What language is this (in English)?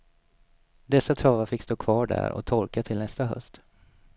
Swedish